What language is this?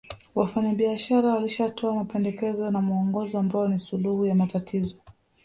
Swahili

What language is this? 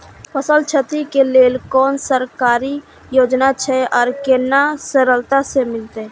Maithili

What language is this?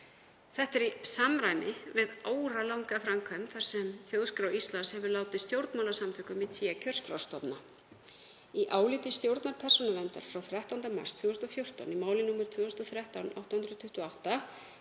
Icelandic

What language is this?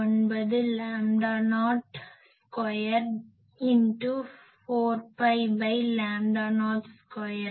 Tamil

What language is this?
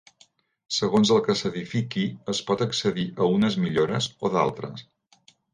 Catalan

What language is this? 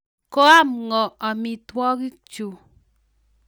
Kalenjin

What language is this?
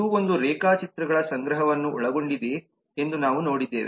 Kannada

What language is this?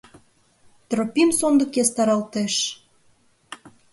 Mari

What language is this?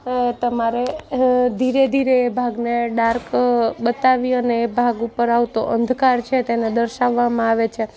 Gujarati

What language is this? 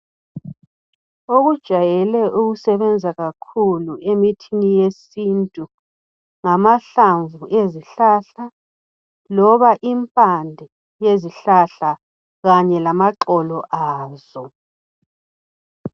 North Ndebele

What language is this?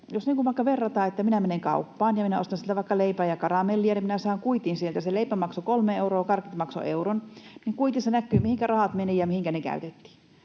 Finnish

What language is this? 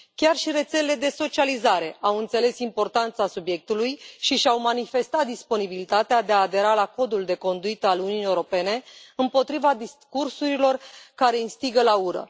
Romanian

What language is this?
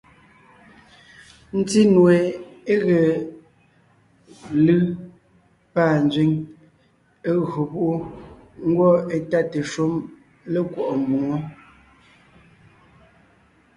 Ngiemboon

